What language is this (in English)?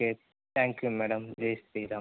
Telugu